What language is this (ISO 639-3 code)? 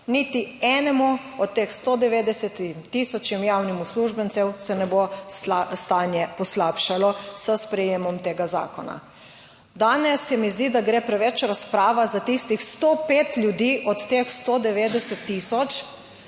slv